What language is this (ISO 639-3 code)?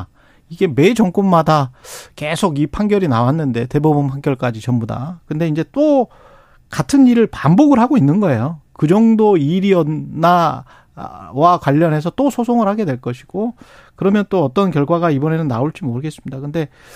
kor